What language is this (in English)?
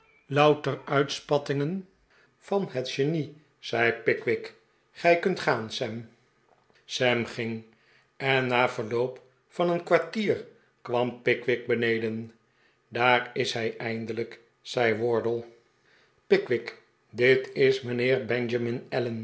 Dutch